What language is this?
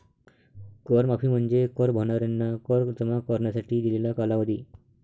Marathi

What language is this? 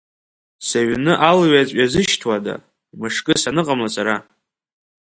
Abkhazian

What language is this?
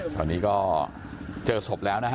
Thai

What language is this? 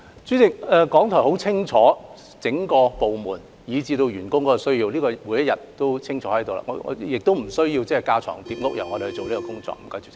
Cantonese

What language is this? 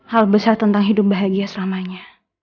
Indonesian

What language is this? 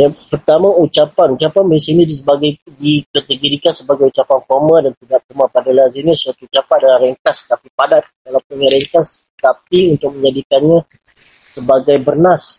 Malay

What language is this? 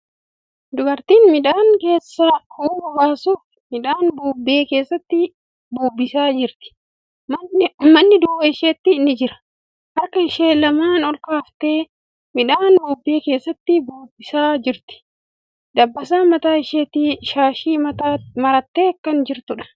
Oromo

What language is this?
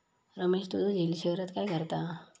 Marathi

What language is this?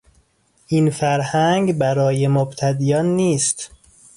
Persian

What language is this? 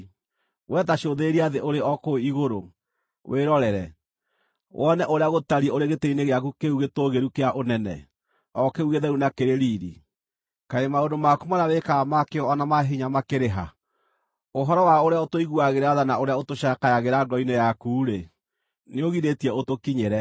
Kikuyu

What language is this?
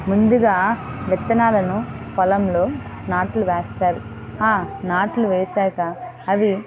Telugu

